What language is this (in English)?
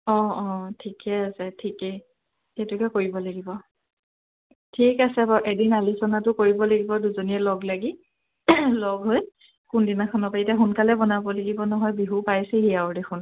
Assamese